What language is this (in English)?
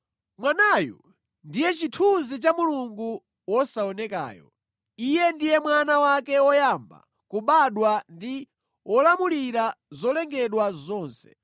Nyanja